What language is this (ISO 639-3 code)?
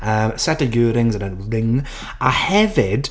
cym